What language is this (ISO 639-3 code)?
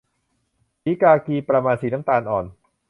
tha